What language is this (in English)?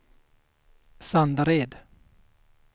Swedish